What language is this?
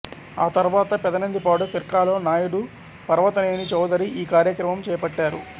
Telugu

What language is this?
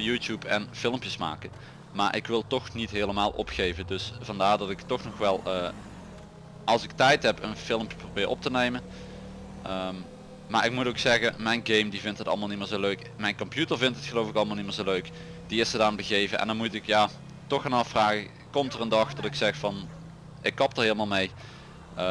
Dutch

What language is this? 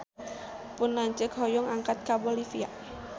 Sundanese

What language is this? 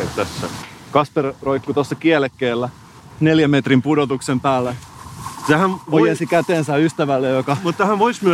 Finnish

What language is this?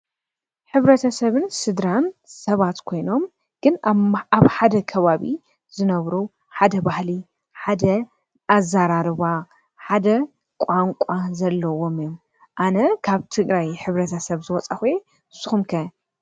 Tigrinya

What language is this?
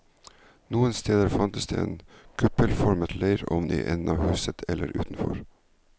Norwegian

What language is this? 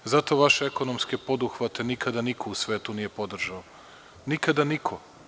Serbian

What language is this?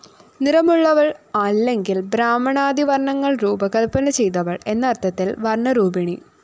Malayalam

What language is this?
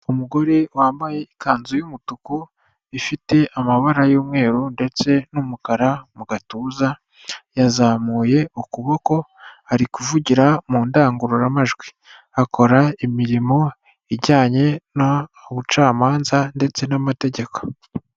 Kinyarwanda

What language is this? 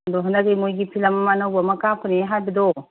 Manipuri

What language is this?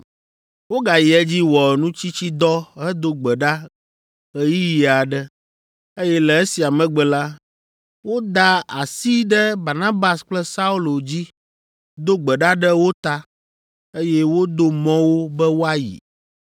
Ewe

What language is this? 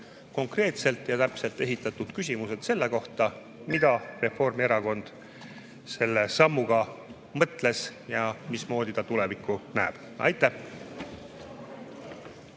Estonian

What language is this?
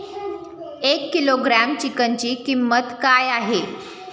Marathi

